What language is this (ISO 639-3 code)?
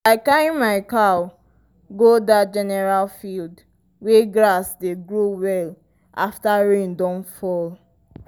pcm